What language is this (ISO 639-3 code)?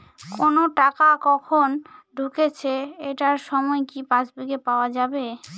ben